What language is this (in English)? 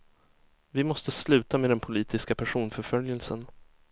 Swedish